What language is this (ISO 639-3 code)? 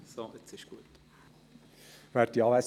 gsw